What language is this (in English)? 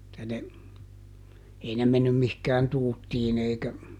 Finnish